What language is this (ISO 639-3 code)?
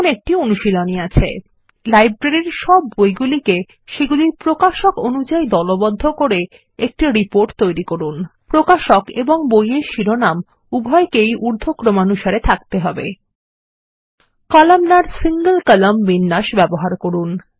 ben